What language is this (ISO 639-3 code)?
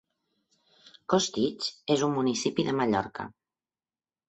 cat